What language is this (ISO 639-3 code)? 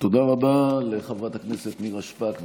heb